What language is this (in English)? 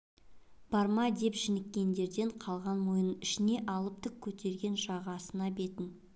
Kazakh